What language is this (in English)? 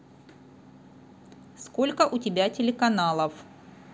Russian